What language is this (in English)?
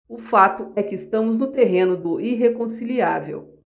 Portuguese